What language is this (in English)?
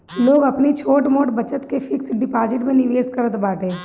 Bhojpuri